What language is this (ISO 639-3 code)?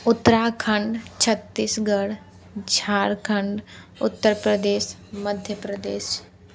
hin